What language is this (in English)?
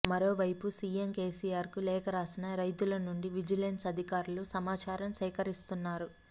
Telugu